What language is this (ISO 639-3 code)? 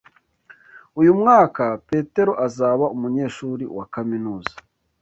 kin